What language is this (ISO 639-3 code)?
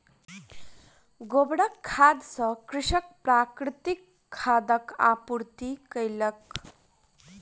mai